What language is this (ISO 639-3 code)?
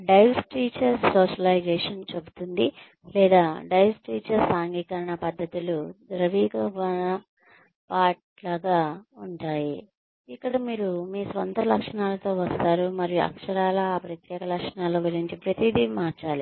tel